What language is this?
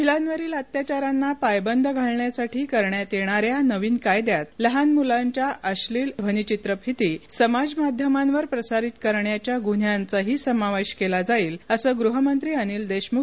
Marathi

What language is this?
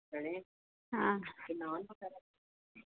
Dogri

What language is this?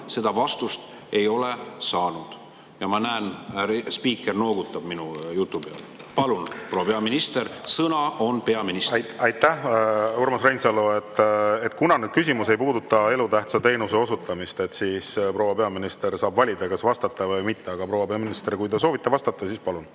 Estonian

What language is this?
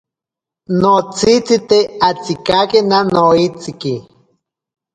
Ashéninka Perené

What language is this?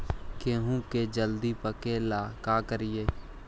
Magahi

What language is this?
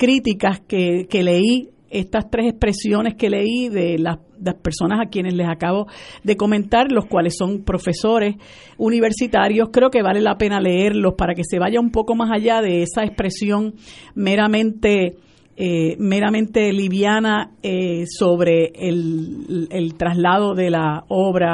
Spanish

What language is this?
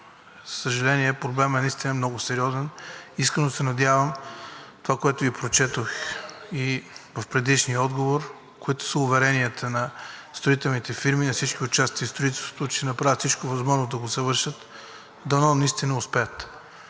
Bulgarian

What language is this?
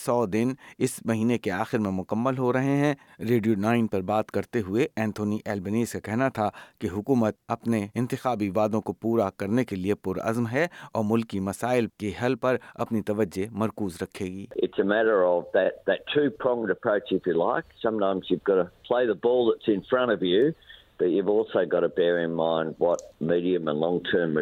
Urdu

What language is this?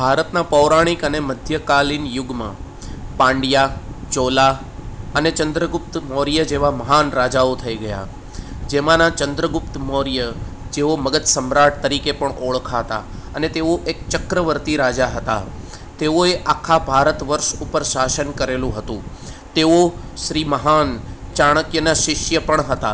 Gujarati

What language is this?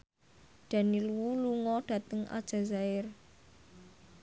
Javanese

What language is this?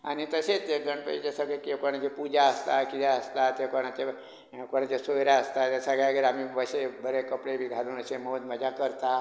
Konkani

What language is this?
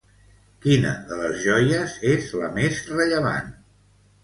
Catalan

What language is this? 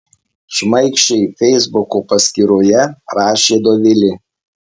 Lithuanian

